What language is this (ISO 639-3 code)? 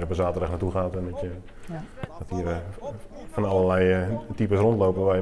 nld